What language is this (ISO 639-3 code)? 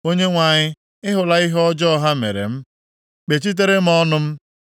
ibo